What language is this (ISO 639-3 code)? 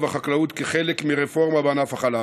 heb